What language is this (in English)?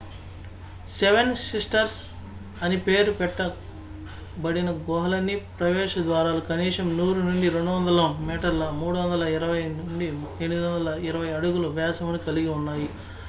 Telugu